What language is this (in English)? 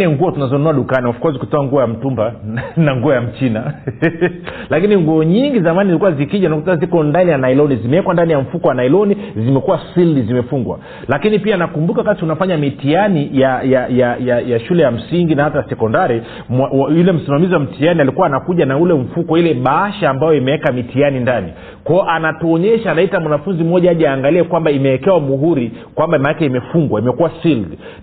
Swahili